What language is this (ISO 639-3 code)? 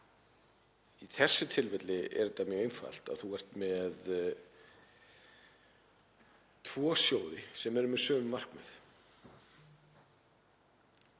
isl